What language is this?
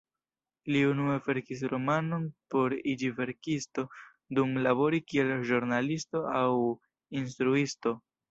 Esperanto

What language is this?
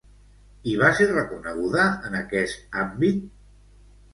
Catalan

